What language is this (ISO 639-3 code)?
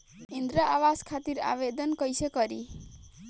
bho